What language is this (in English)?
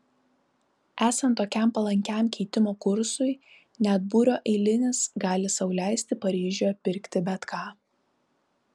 Lithuanian